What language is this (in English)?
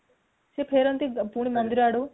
Odia